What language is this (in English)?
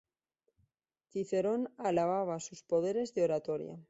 Spanish